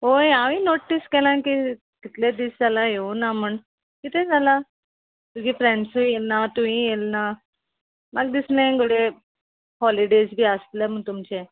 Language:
Konkani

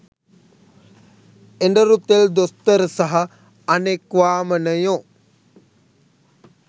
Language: Sinhala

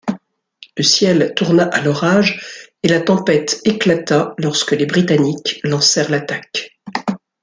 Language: French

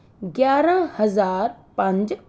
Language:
Punjabi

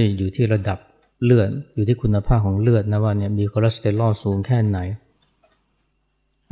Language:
Thai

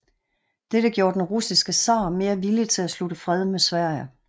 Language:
Danish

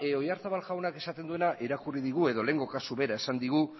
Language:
Basque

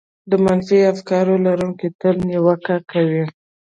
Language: Pashto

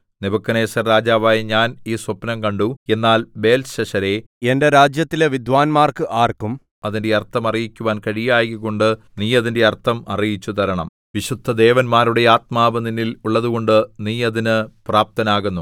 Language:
Malayalam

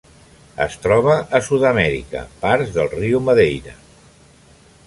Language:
Catalan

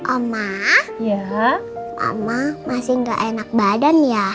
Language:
Indonesian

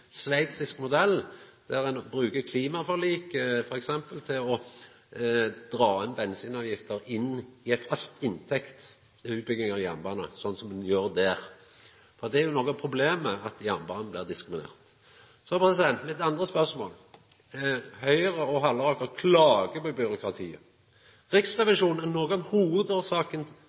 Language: Norwegian Nynorsk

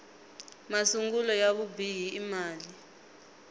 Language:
Tsonga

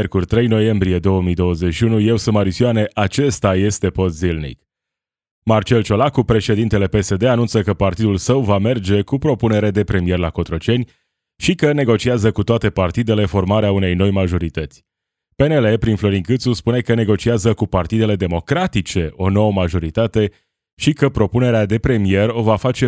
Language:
Romanian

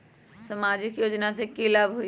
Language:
Magahi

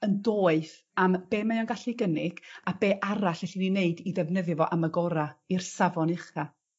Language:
Welsh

